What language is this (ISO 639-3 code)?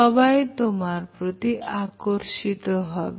ben